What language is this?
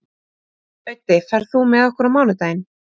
Icelandic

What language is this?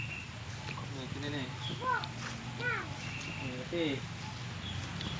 Indonesian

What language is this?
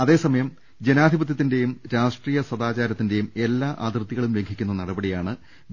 Malayalam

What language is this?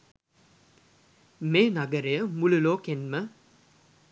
Sinhala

